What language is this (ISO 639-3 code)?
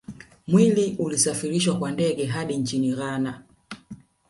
swa